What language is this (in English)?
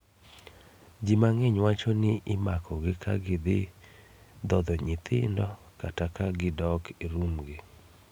Luo (Kenya and Tanzania)